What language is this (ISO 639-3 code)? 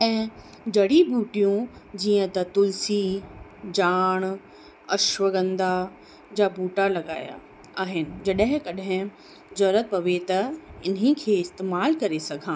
snd